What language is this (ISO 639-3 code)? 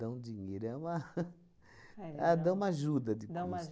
por